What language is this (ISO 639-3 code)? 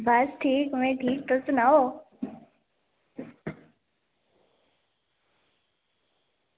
doi